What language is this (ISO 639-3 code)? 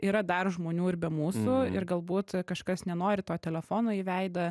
lit